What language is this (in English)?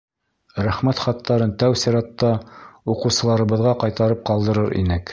Bashkir